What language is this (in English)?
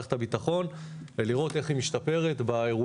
Hebrew